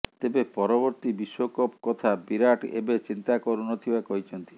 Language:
Odia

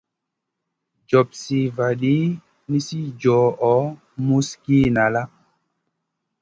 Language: Masana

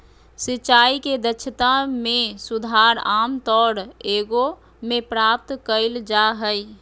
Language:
Magahi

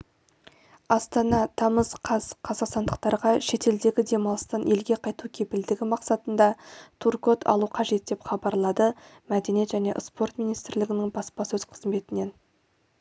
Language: Kazakh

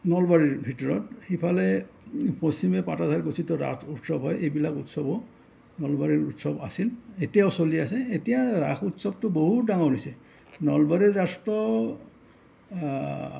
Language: Assamese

